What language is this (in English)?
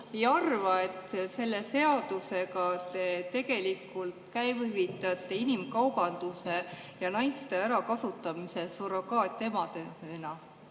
Estonian